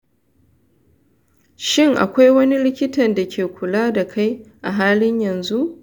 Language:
Hausa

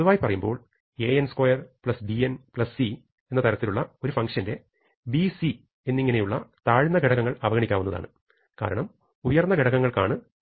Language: Malayalam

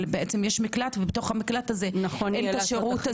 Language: Hebrew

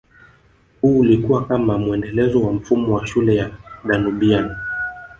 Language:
Swahili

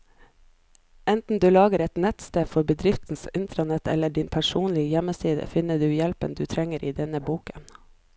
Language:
Norwegian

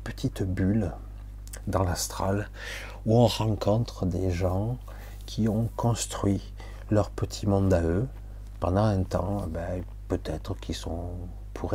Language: French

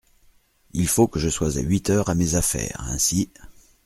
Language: French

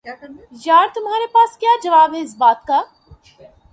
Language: Urdu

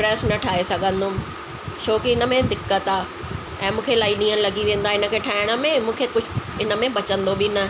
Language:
Sindhi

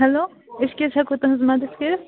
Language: Kashmiri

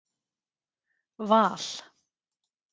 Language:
Icelandic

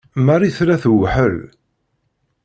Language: Kabyle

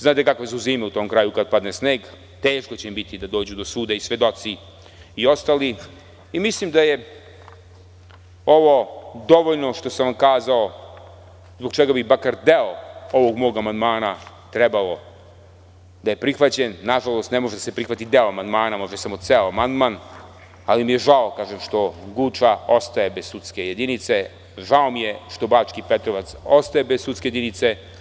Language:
Serbian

